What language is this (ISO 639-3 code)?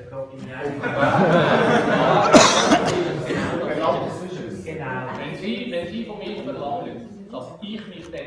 deu